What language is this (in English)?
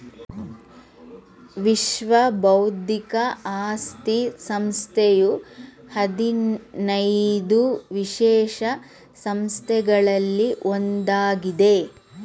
Kannada